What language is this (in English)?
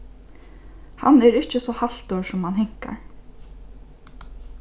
Faroese